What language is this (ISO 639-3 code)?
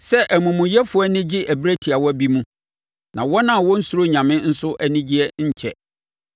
aka